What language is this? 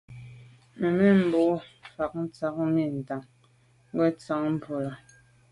Medumba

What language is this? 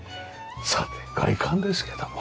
Japanese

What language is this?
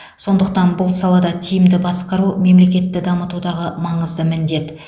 Kazakh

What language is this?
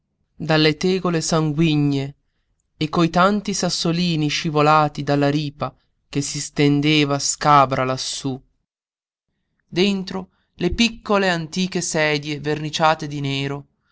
Italian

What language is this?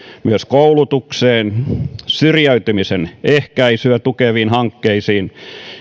Finnish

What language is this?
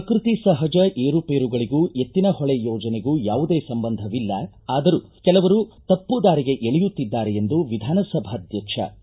Kannada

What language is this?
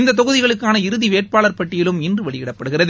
Tamil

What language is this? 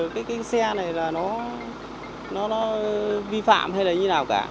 Vietnamese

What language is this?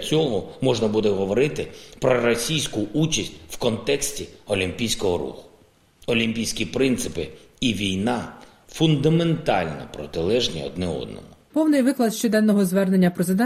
Ukrainian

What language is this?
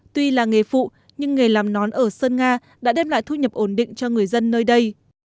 Vietnamese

